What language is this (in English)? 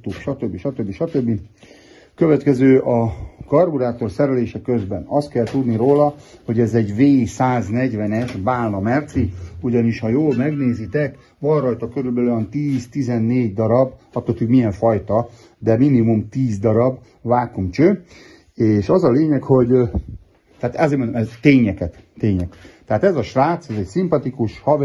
Hungarian